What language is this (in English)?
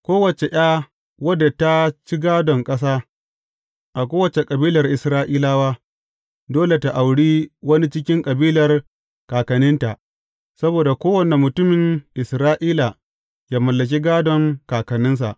Hausa